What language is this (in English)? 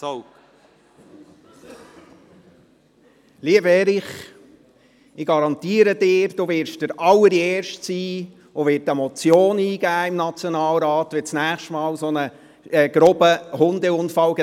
Swiss German